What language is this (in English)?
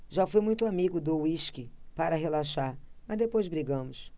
Portuguese